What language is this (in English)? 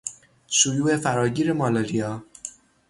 Persian